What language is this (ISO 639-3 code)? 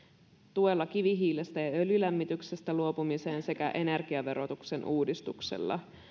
fin